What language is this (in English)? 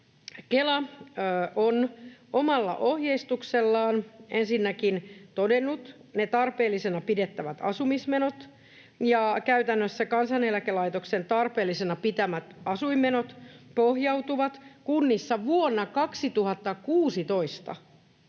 Finnish